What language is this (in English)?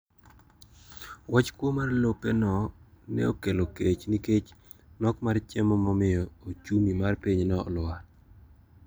Luo (Kenya and Tanzania)